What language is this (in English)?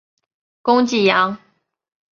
Chinese